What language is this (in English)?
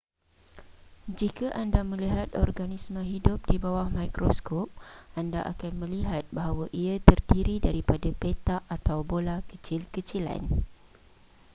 Malay